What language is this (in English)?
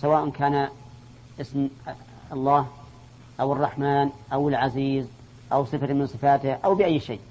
Arabic